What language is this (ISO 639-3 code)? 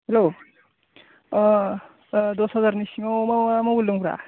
brx